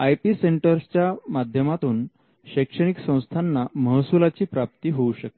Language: Marathi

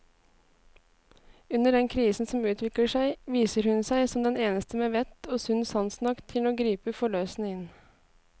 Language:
Norwegian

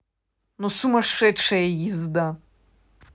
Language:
Russian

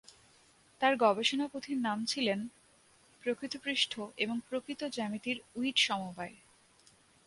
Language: Bangla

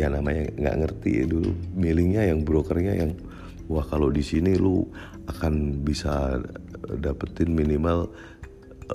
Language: Indonesian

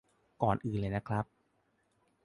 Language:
Thai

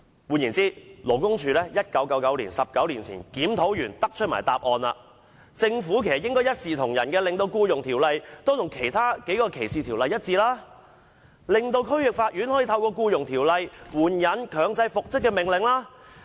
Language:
Cantonese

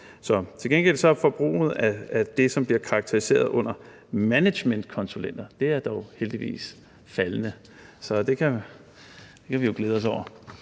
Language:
Danish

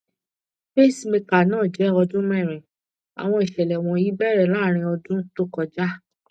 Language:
Yoruba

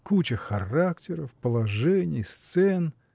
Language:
Russian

